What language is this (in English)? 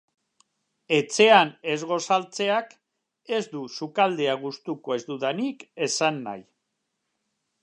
Basque